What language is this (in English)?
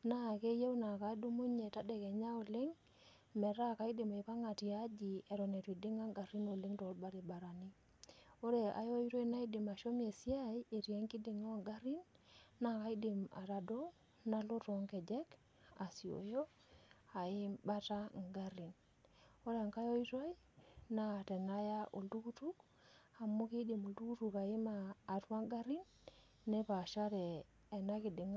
Masai